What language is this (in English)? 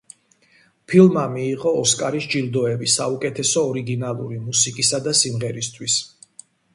Georgian